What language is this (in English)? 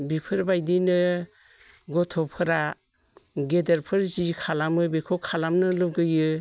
Bodo